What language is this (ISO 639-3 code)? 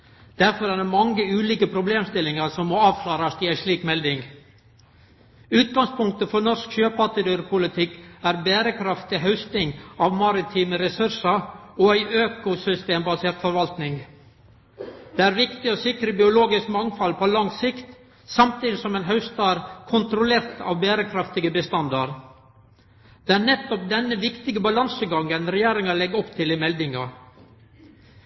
nno